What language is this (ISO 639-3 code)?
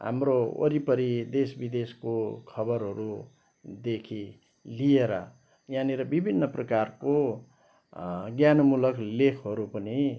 nep